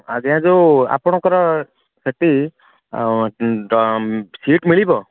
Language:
Odia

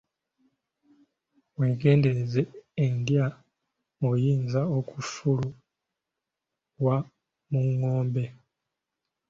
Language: Ganda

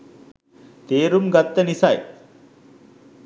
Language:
Sinhala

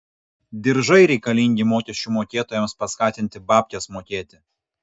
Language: Lithuanian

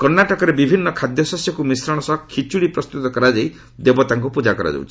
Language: Odia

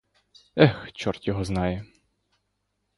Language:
Ukrainian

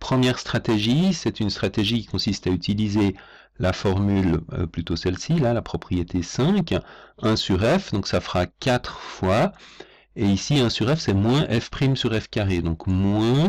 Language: French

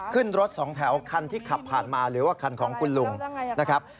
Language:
Thai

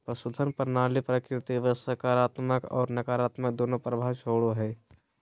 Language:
Magahi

